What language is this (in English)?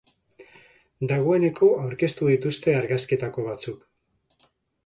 Basque